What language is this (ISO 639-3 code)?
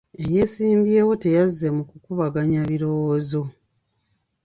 lug